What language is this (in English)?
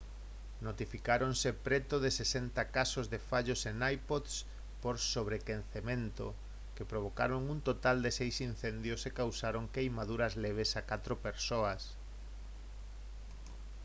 Galician